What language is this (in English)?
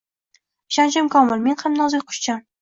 Uzbek